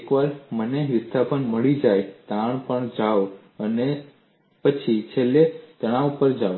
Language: Gujarati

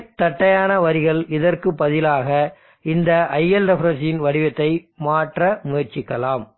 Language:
Tamil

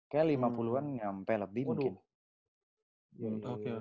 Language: Indonesian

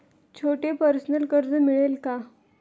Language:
Marathi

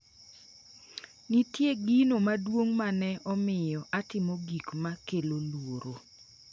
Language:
Luo (Kenya and Tanzania)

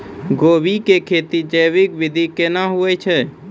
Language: Maithili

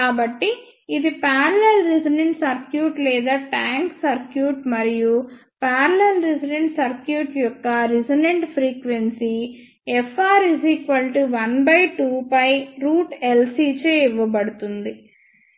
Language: Telugu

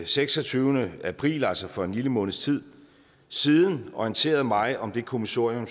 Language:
Danish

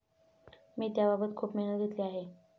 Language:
Marathi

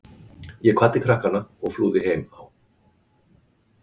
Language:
Icelandic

